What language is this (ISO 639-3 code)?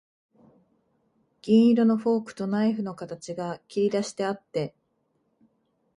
jpn